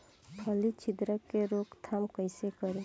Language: Bhojpuri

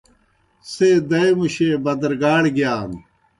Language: Kohistani Shina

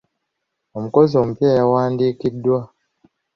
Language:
Ganda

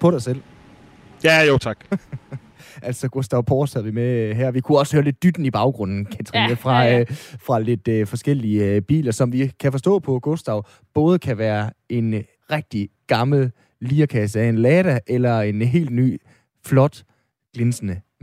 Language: Danish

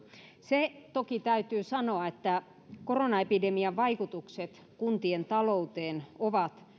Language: Finnish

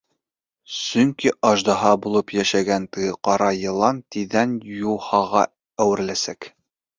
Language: Bashkir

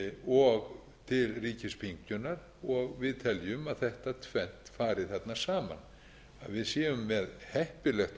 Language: Icelandic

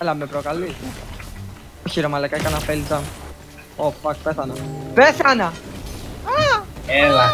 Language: Greek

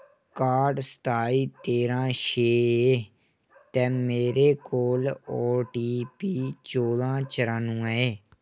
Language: Dogri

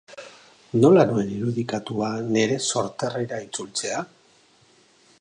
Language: Basque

